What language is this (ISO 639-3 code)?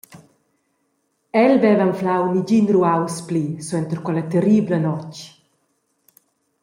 roh